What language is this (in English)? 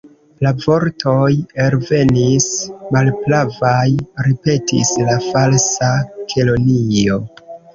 Esperanto